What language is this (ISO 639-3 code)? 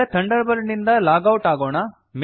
kan